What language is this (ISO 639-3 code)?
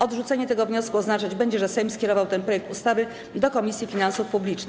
pol